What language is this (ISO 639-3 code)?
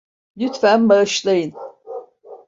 tur